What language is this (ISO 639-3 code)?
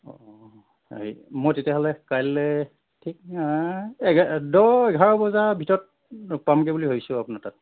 asm